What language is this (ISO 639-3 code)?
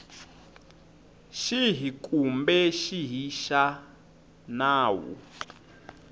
tso